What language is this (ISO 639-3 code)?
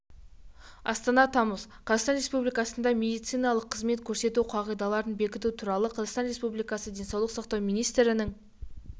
kaz